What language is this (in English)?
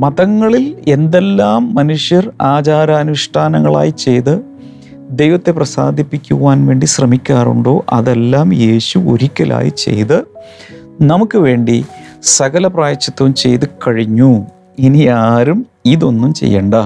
Malayalam